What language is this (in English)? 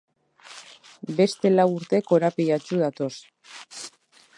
Basque